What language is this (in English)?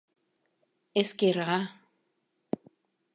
Mari